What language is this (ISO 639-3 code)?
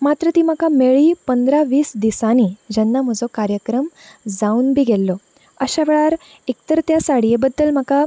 kok